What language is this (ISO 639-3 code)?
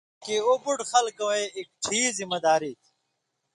mvy